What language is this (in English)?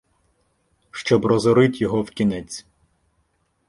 Ukrainian